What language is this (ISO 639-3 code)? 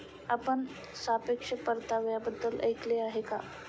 mar